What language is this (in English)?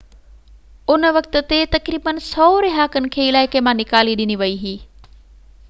Sindhi